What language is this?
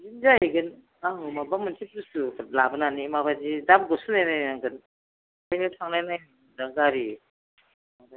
Bodo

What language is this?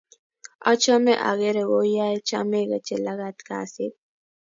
Kalenjin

